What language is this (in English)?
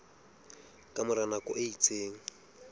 Southern Sotho